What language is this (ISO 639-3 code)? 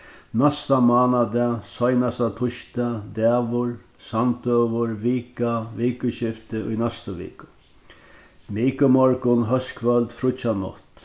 fao